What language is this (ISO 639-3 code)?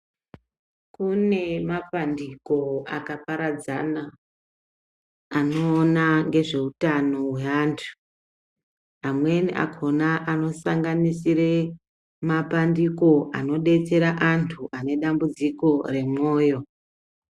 ndc